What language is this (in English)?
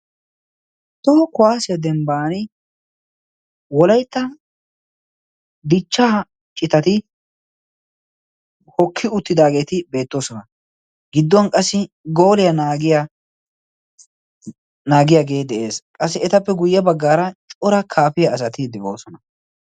Wolaytta